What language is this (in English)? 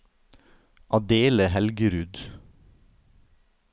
Norwegian